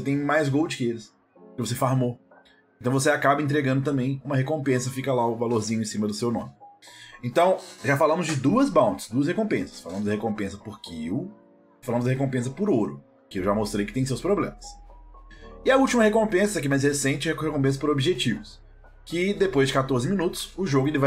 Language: Portuguese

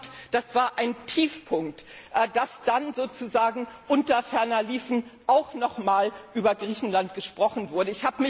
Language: German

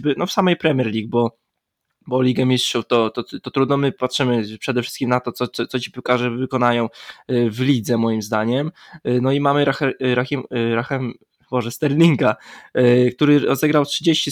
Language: Polish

